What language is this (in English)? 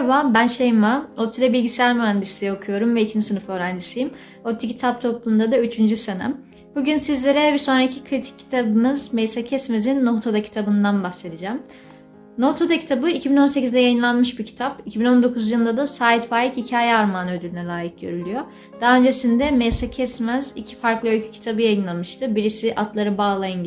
Turkish